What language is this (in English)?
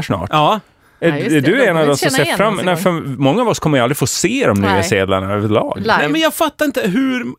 Swedish